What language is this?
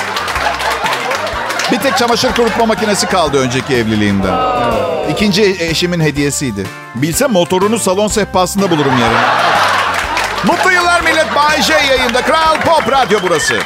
Turkish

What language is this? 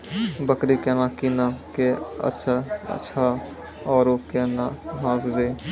Maithili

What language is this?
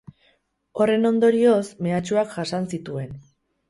Basque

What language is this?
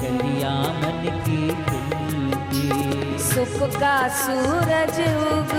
Hindi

